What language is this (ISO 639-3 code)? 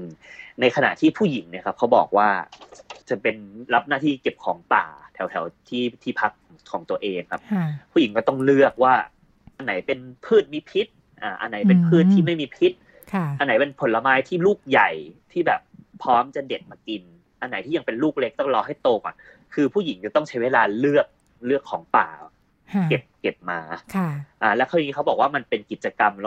tha